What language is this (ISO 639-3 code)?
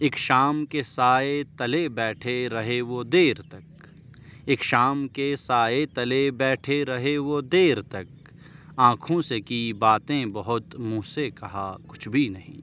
urd